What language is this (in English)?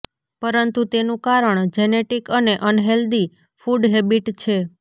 Gujarati